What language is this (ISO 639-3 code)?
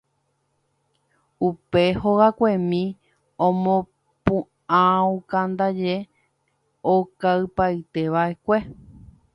grn